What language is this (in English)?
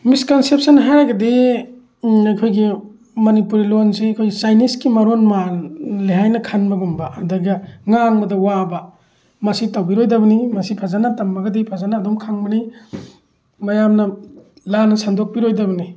Manipuri